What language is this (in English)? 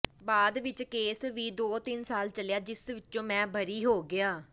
Punjabi